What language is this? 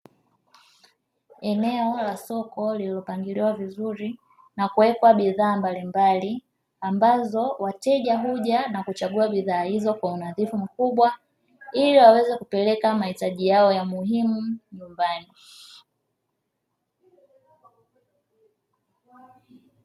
Swahili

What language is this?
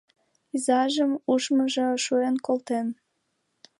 Mari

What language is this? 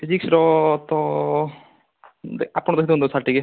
Odia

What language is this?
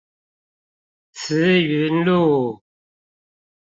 Chinese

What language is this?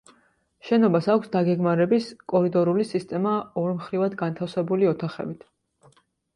Georgian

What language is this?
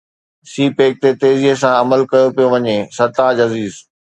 Sindhi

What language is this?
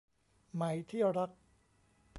Thai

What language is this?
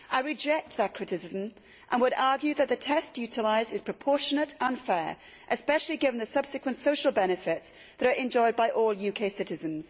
English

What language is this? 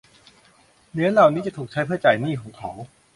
Thai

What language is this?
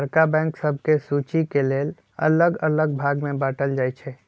Magahi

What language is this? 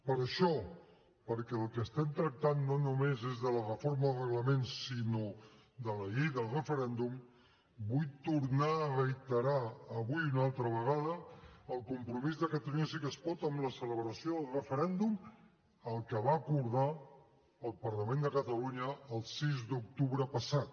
Catalan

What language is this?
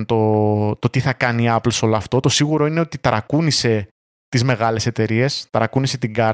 Greek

